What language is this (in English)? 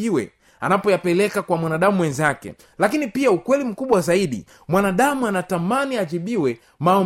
Swahili